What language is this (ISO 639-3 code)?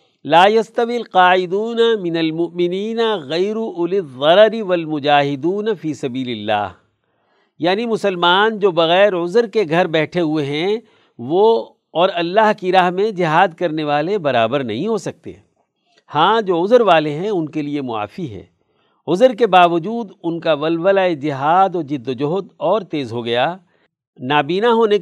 urd